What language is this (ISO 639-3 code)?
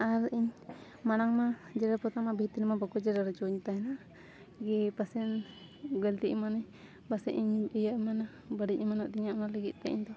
sat